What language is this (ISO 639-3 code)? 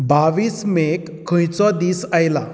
kok